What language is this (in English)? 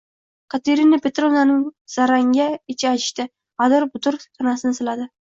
Uzbek